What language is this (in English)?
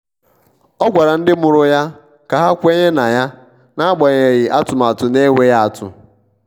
Igbo